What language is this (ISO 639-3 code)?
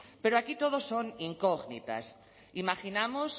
spa